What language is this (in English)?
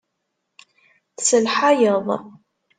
Kabyle